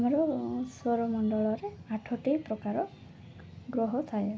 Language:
Odia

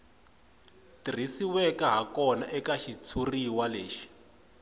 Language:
Tsonga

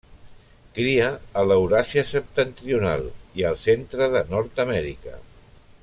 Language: Catalan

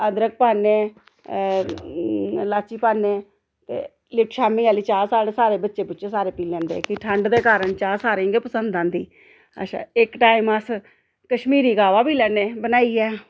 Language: Dogri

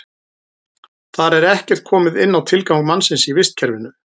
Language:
Icelandic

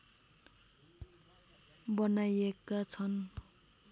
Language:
Nepali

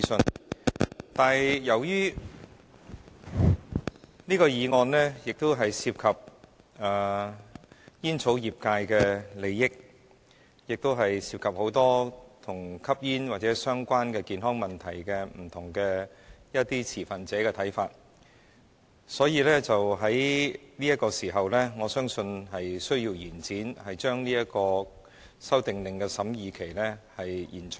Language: Cantonese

